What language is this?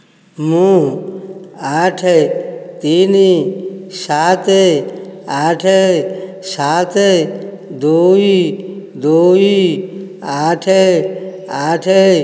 Odia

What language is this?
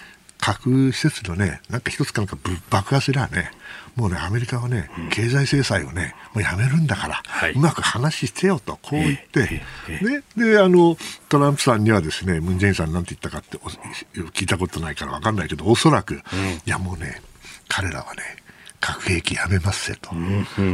Japanese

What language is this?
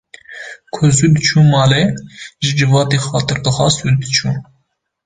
Kurdish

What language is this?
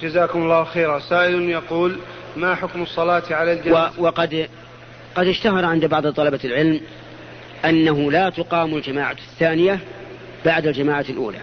Arabic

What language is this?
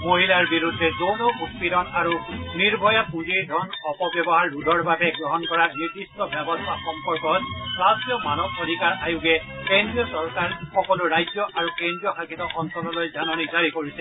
Assamese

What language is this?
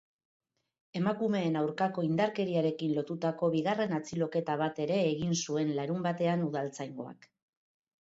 Basque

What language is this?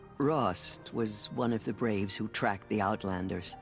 English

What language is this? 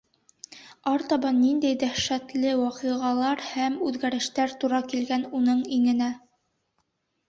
Bashkir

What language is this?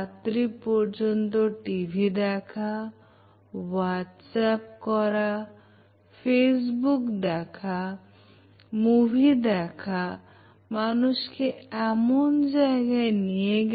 Bangla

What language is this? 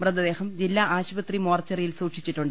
Malayalam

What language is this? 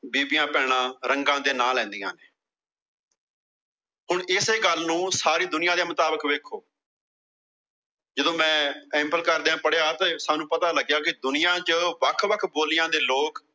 Punjabi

